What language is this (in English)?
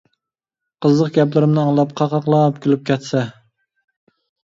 Uyghur